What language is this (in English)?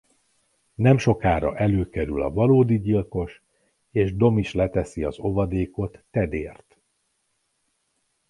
Hungarian